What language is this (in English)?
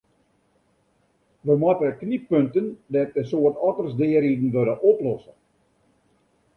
Western Frisian